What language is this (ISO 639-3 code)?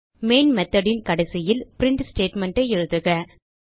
tam